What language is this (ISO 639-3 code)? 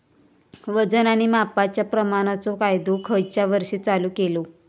mar